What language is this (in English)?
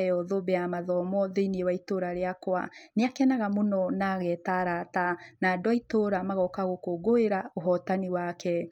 Kikuyu